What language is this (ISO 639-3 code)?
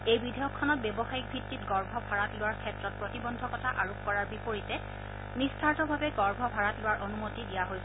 asm